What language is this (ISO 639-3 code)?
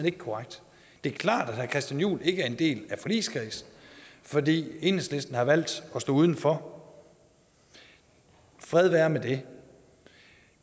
dan